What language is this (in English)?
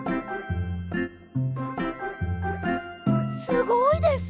Japanese